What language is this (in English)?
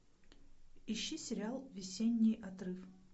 Russian